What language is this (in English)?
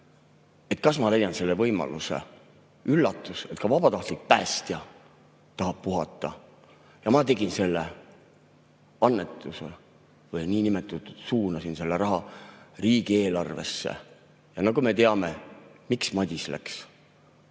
Estonian